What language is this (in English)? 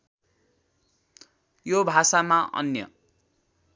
Nepali